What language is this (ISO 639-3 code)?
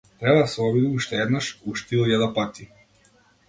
mkd